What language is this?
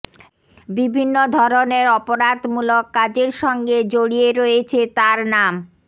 Bangla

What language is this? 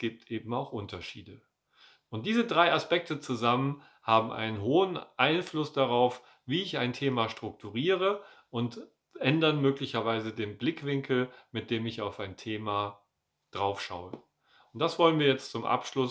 German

